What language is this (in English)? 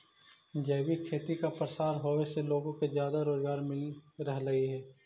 Magahi